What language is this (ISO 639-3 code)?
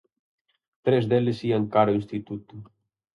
glg